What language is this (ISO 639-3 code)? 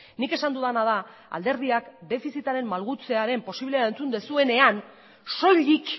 eus